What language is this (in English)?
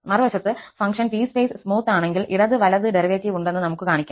Malayalam